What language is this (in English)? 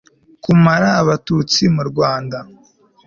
Kinyarwanda